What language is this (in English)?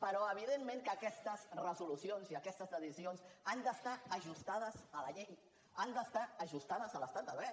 Catalan